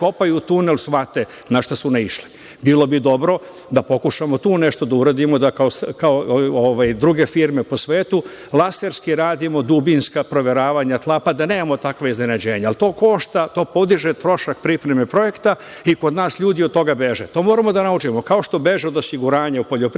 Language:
Serbian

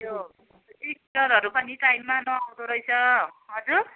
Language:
Nepali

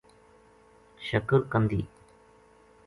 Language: Gujari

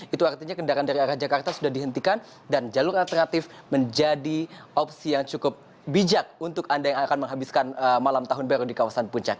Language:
Indonesian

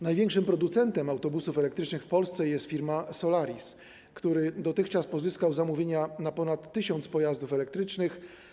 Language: Polish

